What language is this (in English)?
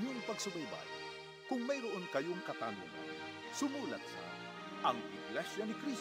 Filipino